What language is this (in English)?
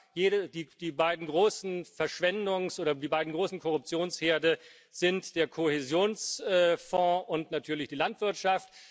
German